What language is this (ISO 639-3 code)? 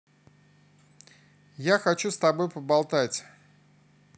rus